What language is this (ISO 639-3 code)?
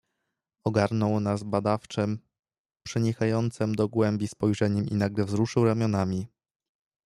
pol